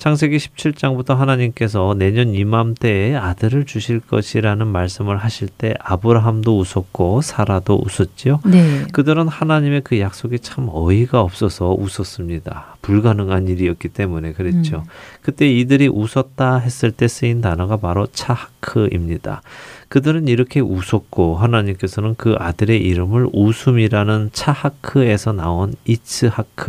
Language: Korean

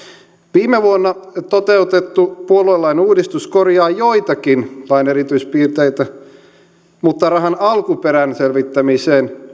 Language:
Finnish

